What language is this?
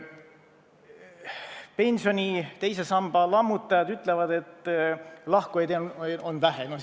Estonian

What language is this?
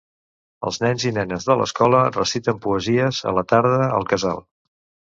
Catalan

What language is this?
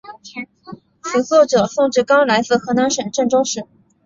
Chinese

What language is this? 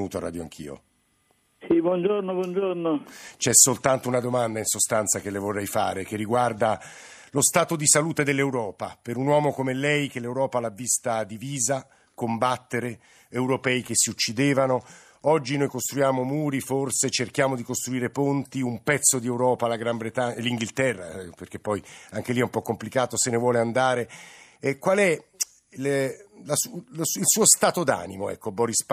Italian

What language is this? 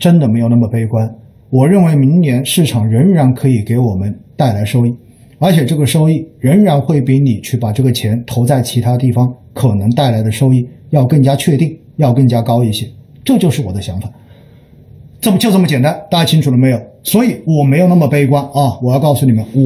Chinese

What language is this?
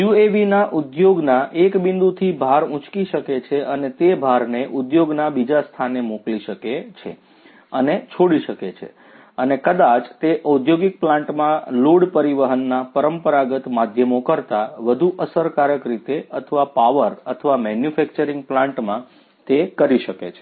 Gujarati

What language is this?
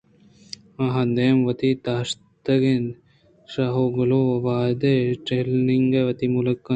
Eastern Balochi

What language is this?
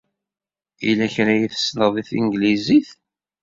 Kabyle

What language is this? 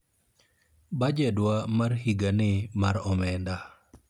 Luo (Kenya and Tanzania)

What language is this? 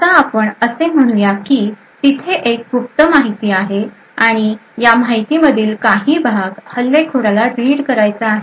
Marathi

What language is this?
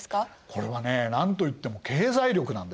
Japanese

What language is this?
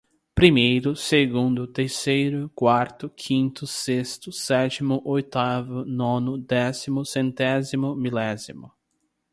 Portuguese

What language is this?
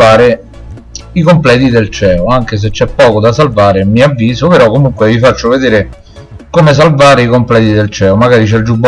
Italian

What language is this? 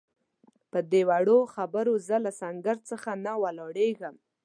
Pashto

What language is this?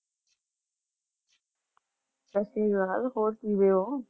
Punjabi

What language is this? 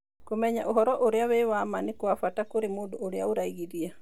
Kikuyu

